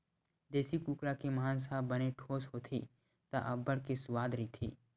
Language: Chhattisgarhi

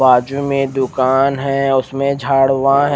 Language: Hindi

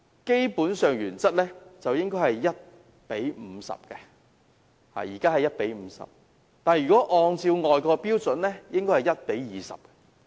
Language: Cantonese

